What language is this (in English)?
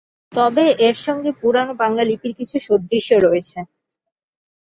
Bangla